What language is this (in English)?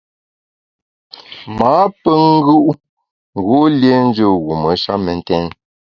Bamun